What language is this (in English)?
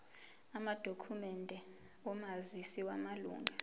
Zulu